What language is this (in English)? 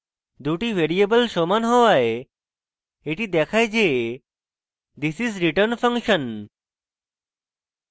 Bangla